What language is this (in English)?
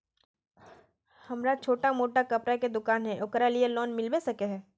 Magahi